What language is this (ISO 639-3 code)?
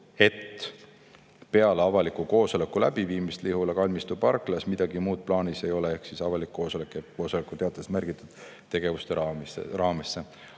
est